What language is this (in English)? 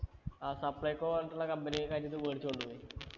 Malayalam